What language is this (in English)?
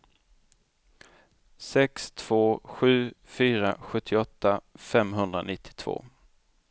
Swedish